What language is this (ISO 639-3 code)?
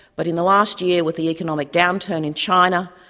eng